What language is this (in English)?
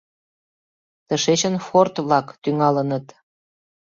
Mari